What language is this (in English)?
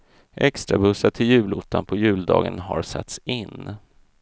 Swedish